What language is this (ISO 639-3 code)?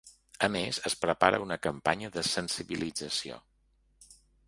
cat